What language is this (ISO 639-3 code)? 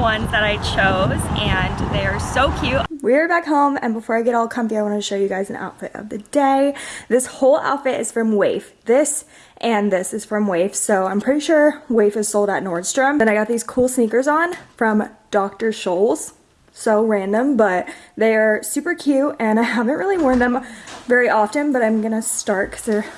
eng